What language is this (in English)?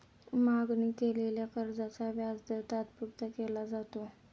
Marathi